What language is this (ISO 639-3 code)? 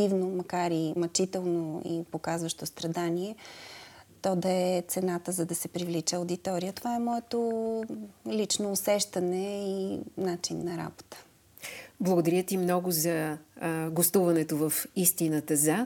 bul